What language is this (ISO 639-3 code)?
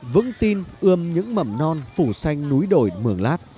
vie